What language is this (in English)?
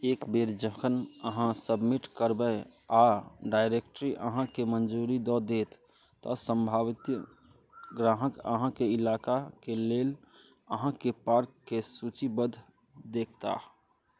Maithili